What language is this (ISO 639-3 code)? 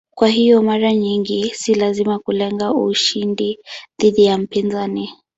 swa